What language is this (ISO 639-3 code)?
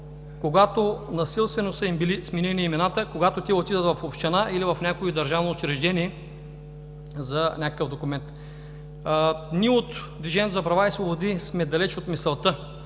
bul